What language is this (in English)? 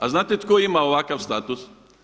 Croatian